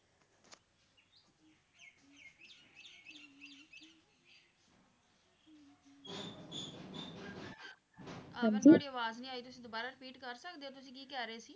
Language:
Punjabi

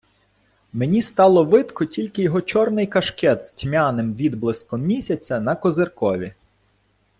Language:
Ukrainian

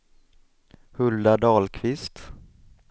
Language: Swedish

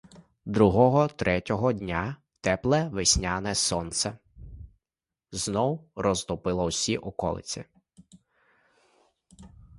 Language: Ukrainian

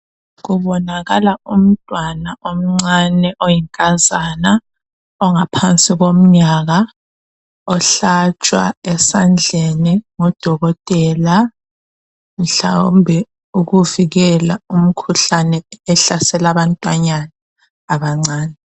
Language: North Ndebele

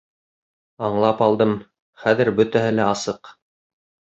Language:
Bashkir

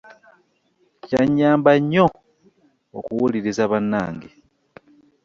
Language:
Ganda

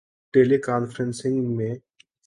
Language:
Urdu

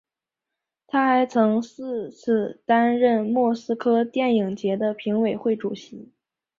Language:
Chinese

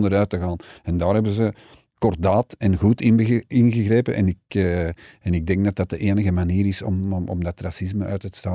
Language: Dutch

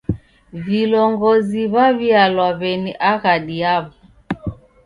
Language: Taita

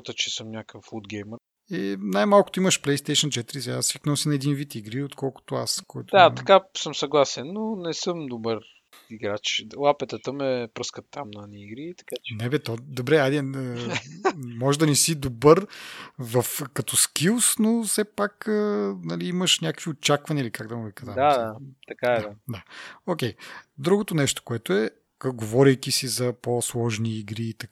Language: Bulgarian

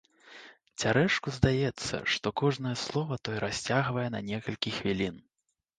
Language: Belarusian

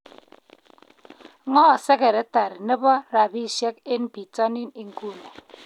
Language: Kalenjin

